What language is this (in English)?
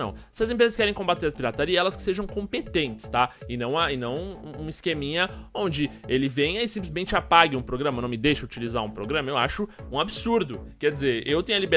Portuguese